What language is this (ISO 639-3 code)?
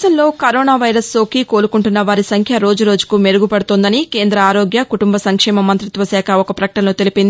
tel